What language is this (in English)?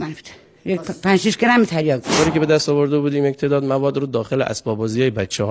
Persian